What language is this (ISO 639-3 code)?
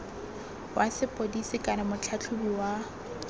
tsn